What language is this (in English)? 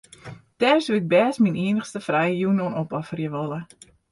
Western Frisian